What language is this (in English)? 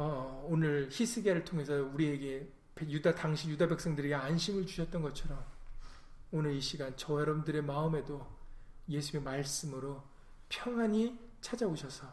Korean